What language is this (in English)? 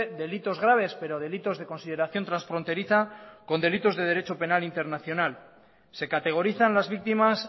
Spanish